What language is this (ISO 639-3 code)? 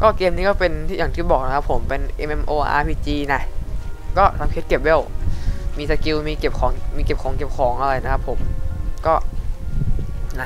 tha